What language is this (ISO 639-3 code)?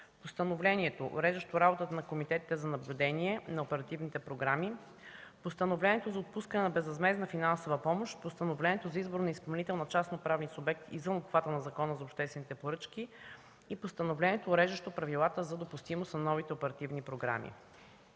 bul